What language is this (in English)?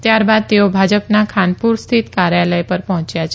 Gujarati